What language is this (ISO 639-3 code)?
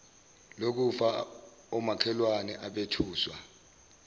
zul